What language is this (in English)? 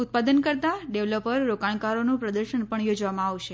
Gujarati